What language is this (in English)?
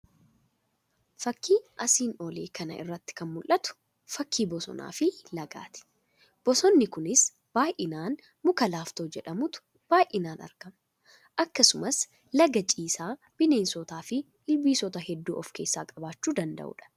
Oromo